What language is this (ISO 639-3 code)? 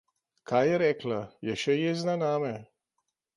slv